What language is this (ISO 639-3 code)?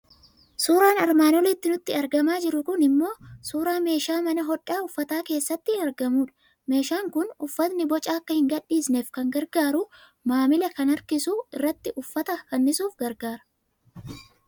orm